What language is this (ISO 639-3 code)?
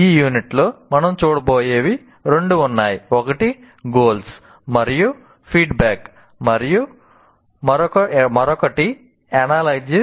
tel